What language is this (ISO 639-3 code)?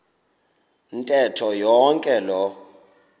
xho